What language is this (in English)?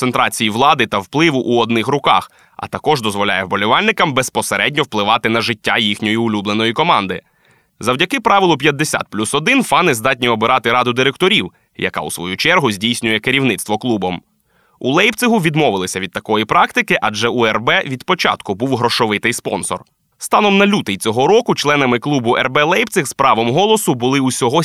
Ukrainian